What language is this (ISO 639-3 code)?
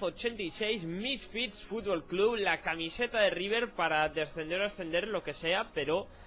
spa